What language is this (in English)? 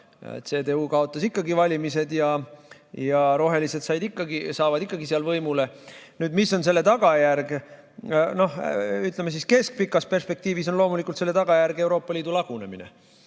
Estonian